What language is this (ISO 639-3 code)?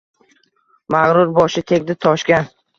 uzb